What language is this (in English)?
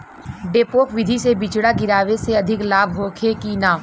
Bhojpuri